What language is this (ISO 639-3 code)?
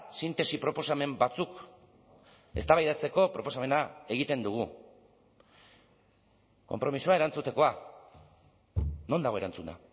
eus